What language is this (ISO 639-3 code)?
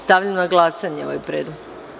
srp